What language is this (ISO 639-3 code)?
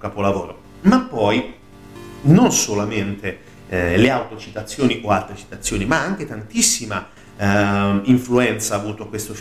ita